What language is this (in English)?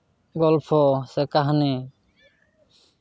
Santali